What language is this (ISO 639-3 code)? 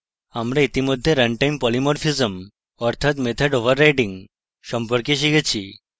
ben